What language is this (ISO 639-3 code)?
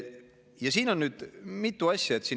est